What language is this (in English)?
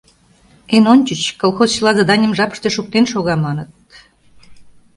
Mari